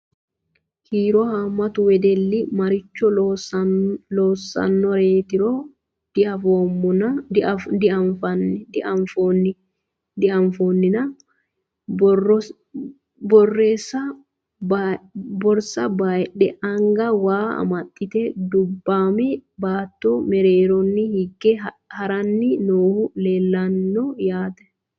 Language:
Sidamo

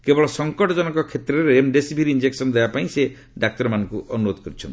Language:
Odia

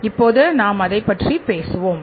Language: Tamil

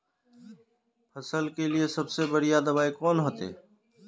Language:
Magahi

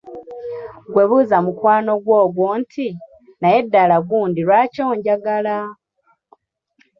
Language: Ganda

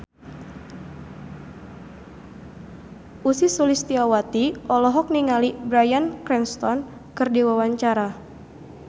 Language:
Sundanese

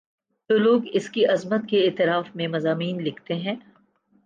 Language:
Urdu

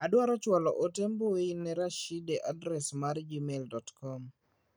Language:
Luo (Kenya and Tanzania)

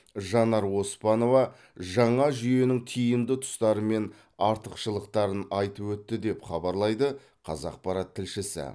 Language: Kazakh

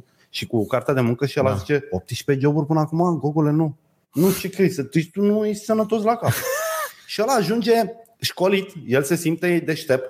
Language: Romanian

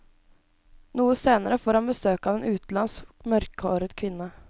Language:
Norwegian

